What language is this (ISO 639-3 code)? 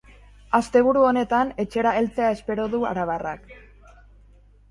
eus